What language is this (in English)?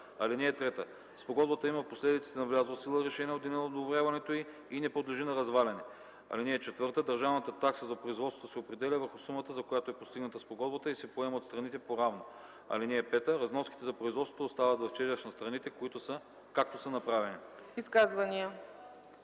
Bulgarian